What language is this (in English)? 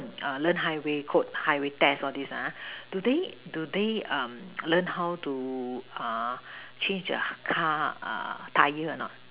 English